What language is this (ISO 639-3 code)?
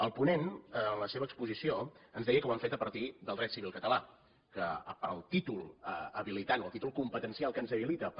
cat